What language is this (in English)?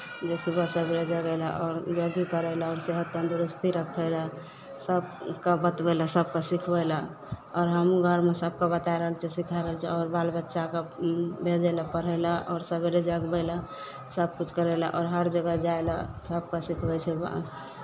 Maithili